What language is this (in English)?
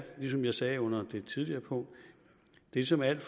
Danish